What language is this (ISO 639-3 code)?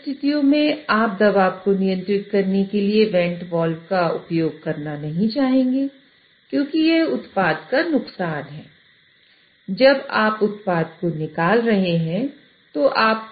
hin